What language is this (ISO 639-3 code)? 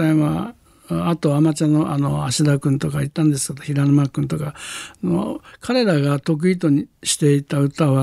jpn